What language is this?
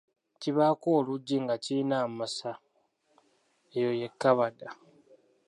Ganda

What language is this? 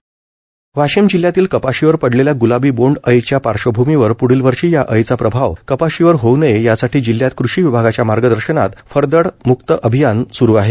Marathi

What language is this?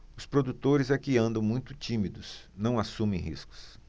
Portuguese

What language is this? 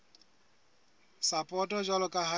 Southern Sotho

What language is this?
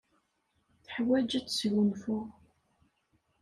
Kabyle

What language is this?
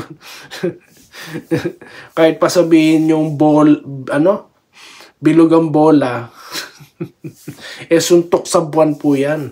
Filipino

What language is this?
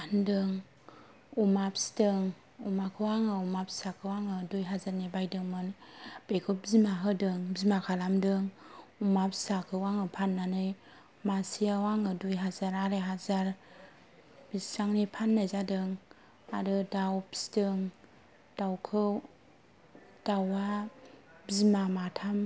Bodo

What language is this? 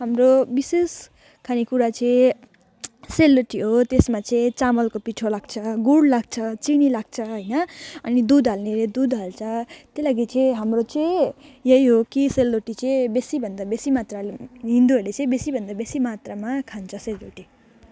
Nepali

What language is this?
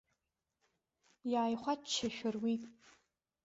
Abkhazian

